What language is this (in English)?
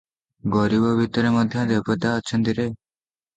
Odia